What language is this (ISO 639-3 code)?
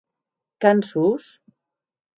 oci